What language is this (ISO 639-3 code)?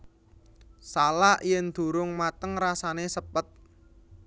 jav